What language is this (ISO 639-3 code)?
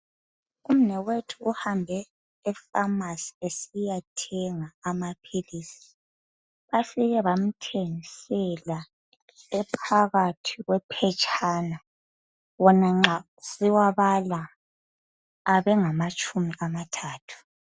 nde